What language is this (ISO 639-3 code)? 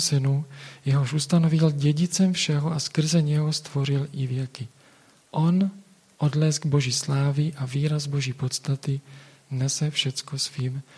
ces